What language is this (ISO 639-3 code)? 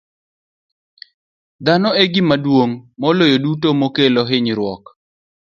luo